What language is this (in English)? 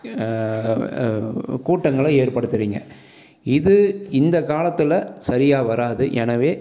Tamil